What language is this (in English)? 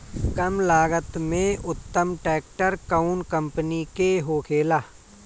Bhojpuri